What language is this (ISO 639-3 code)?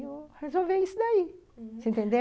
por